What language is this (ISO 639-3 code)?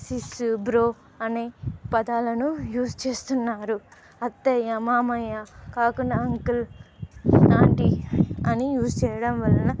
tel